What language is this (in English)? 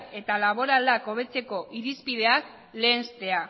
Basque